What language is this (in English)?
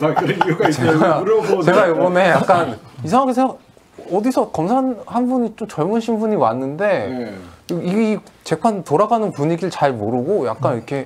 Korean